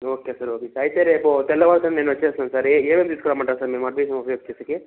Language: Telugu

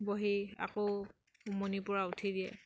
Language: Assamese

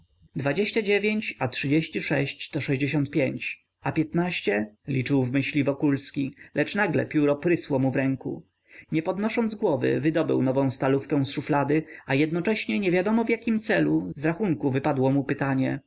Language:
Polish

